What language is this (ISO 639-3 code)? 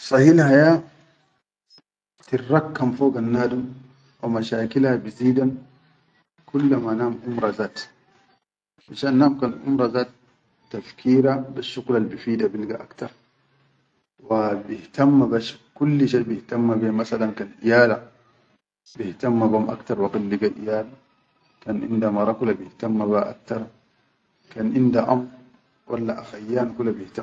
shu